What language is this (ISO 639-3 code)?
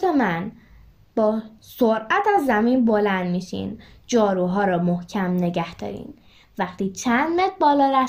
fas